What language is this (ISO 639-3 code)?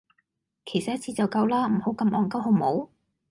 yue